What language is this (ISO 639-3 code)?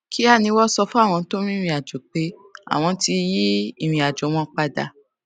yor